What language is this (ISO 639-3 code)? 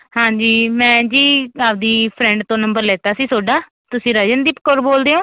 pan